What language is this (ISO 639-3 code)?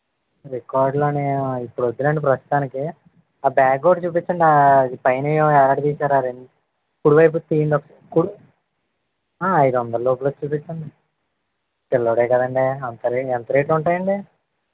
tel